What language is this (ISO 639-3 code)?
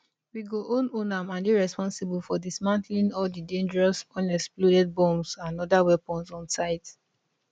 pcm